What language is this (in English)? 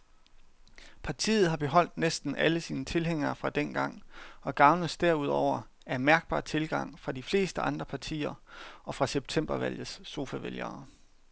Danish